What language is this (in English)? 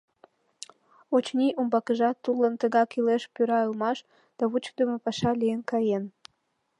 Mari